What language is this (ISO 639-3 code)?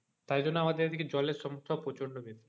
ben